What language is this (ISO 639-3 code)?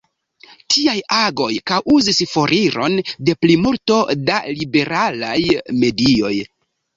epo